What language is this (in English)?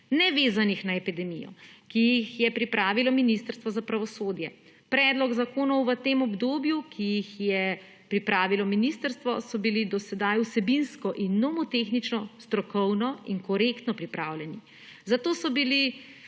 Slovenian